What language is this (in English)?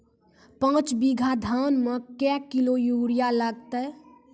Maithili